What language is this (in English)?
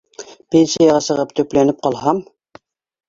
Bashkir